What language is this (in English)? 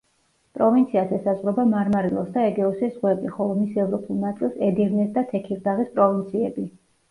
Georgian